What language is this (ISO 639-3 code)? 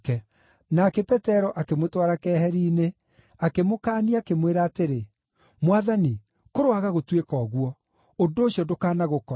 kik